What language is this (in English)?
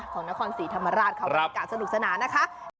Thai